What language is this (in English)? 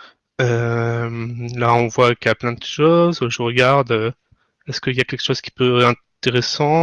French